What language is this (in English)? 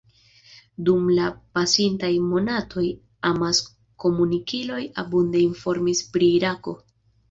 Esperanto